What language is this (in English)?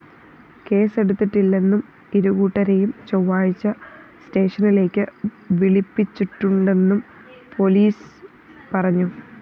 Malayalam